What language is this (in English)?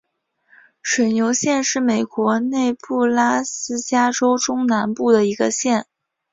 Chinese